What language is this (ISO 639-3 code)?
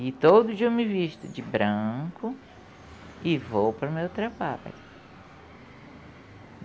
por